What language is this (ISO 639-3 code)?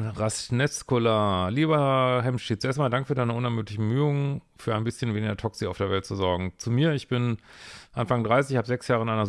deu